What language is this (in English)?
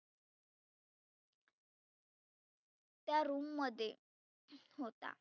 Marathi